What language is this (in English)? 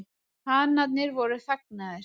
Icelandic